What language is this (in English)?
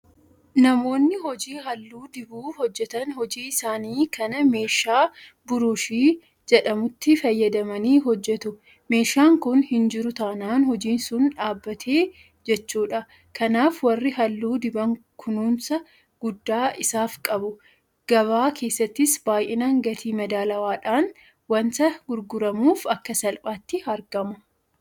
Oromo